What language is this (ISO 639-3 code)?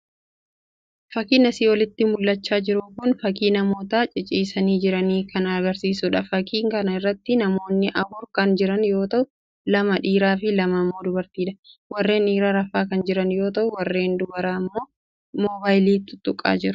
orm